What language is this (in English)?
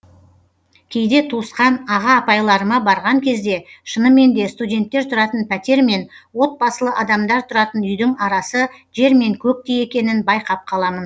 Kazakh